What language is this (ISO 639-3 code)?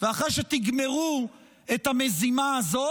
heb